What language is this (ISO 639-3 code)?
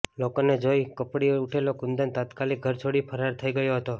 guj